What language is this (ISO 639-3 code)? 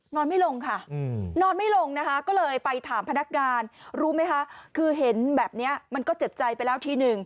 tha